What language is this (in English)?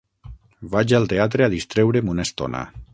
Catalan